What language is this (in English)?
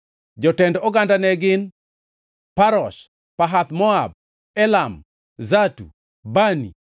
Luo (Kenya and Tanzania)